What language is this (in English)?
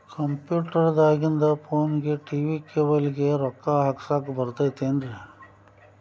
Kannada